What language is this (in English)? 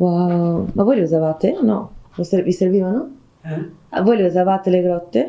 Italian